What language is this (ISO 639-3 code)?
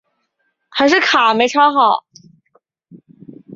zho